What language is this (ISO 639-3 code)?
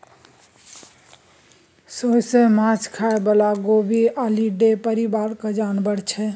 mai